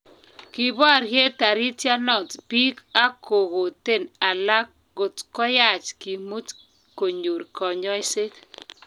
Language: Kalenjin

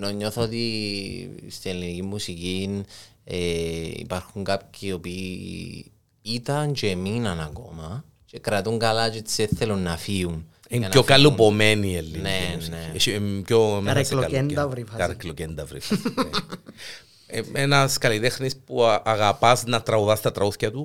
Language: Greek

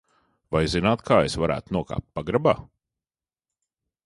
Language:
Latvian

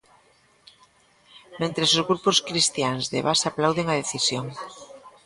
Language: Galician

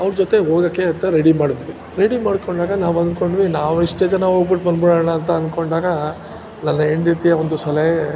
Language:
Kannada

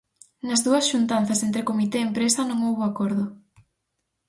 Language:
Galician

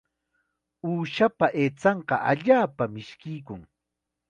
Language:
Chiquián Ancash Quechua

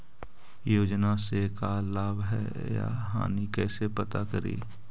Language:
Magahi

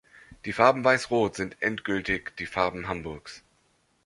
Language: German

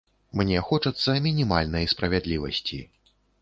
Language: Belarusian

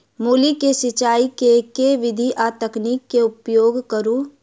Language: Maithili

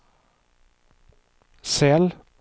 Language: Swedish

